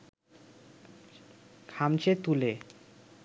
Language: Bangla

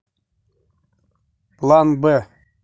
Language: Russian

